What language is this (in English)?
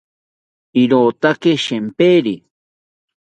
South Ucayali Ashéninka